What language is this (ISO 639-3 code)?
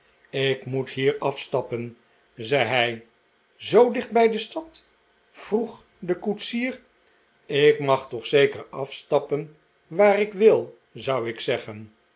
nld